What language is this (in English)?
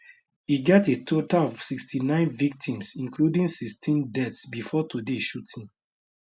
Nigerian Pidgin